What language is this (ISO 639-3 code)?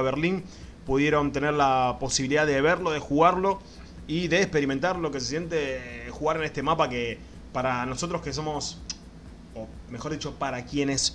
spa